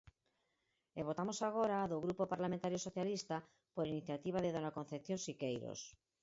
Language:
Galician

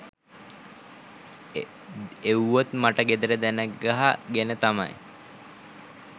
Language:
Sinhala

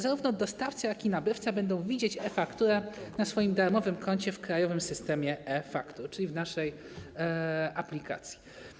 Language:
Polish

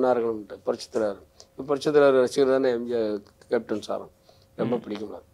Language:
Korean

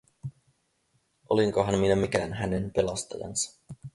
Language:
Finnish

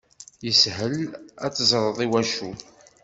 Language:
Kabyle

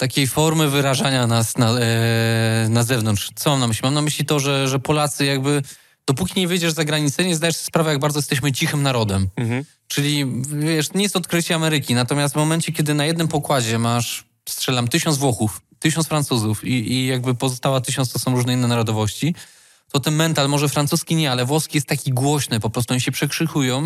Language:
Polish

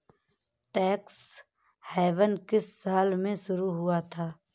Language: Hindi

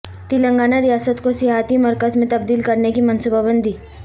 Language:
Urdu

